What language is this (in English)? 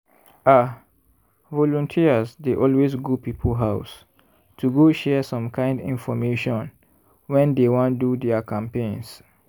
Nigerian Pidgin